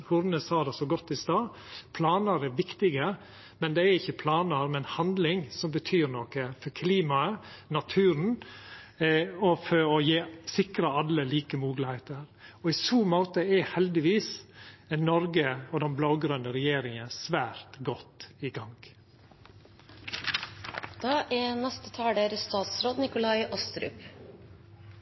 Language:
Norwegian Nynorsk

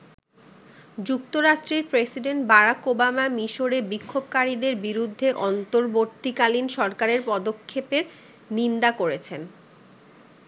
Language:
Bangla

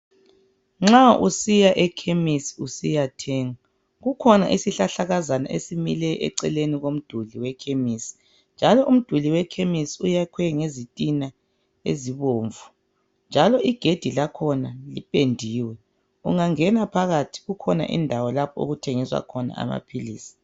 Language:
North Ndebele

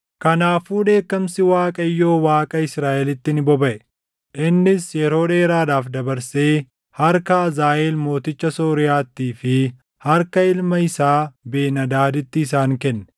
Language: Oromo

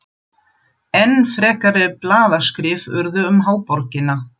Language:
Icelandic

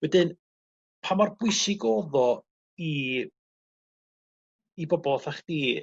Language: Welsh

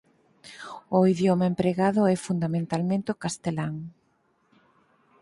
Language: Galician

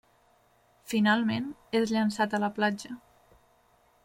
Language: Catalan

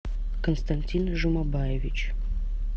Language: Russian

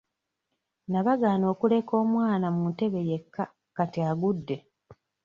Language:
Ganda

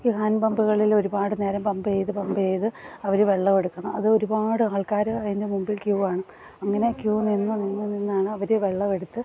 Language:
Malayalam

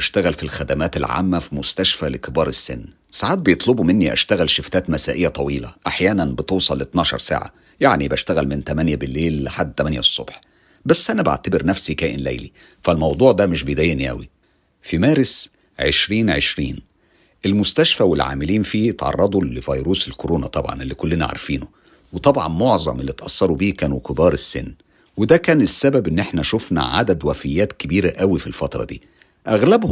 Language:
Arabic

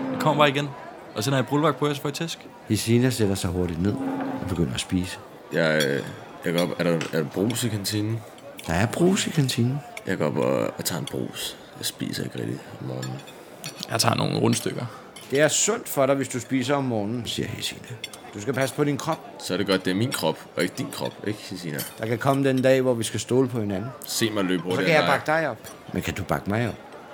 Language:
Danish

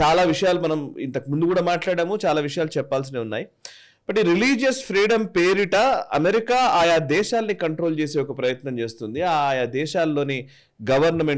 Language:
Telugu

